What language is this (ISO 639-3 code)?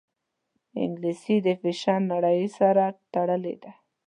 pus